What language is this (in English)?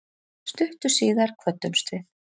Icelandic